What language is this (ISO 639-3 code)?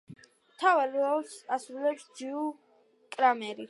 kat